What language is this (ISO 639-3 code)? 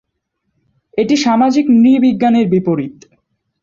ben